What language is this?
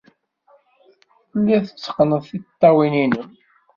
Kabyle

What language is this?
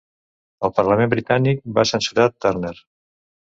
Catalan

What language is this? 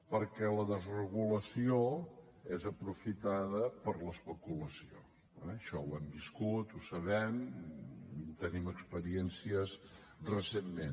Catalan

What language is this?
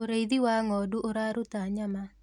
Kikuyu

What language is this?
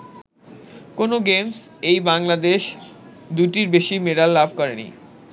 Bangla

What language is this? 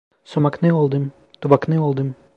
Uzbek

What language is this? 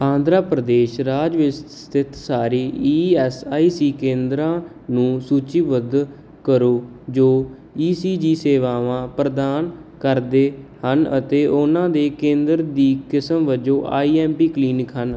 Punjabi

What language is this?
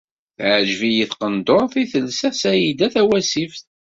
Kabyle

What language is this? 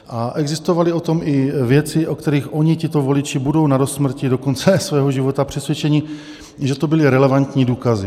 Czech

